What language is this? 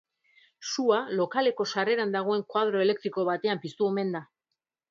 Basque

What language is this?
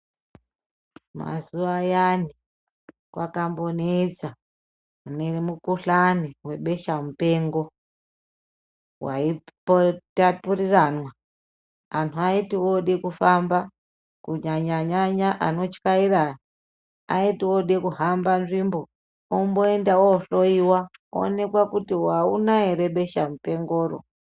Ndau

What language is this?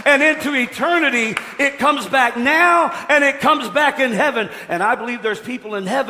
English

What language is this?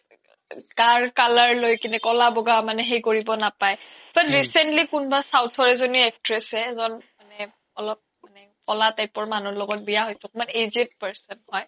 Assamese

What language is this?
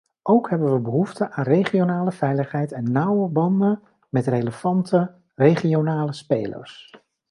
Dutch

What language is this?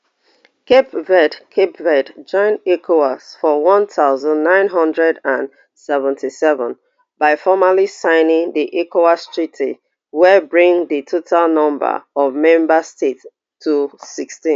Nigerian Pidgin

